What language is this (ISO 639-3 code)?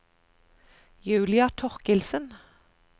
nor